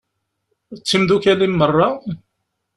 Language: Kabyle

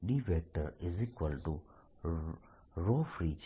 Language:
Gujarati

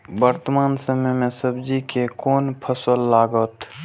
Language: Maithili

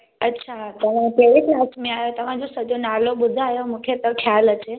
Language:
Sindhi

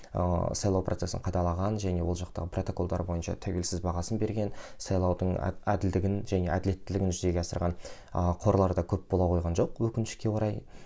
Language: Kazakh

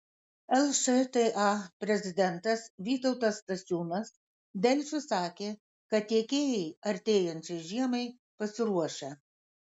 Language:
Lithuanian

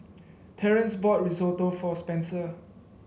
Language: English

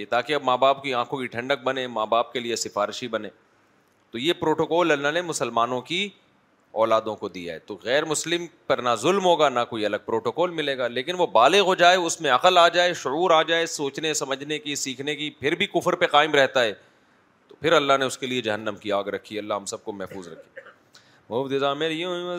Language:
Urdu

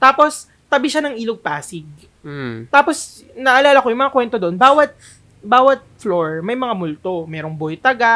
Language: Filipino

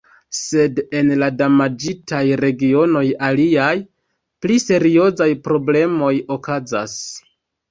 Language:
Esperanto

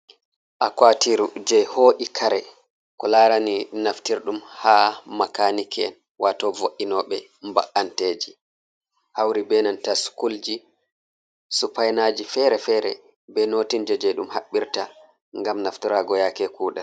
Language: Fula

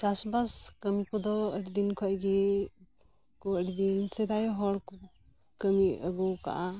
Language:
Santali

